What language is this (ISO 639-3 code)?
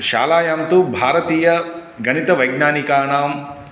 san